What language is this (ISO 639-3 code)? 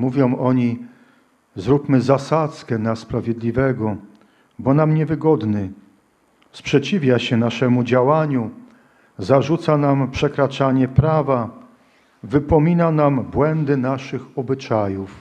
pol